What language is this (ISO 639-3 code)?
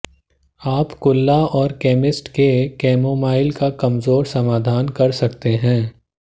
hin